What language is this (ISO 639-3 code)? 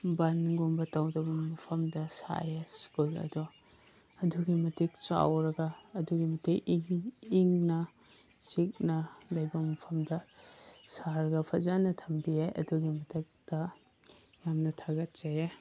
mni